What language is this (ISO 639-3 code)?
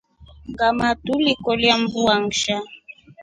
rof